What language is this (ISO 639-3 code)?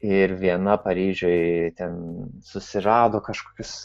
lit